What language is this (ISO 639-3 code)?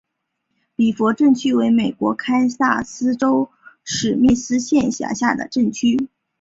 zho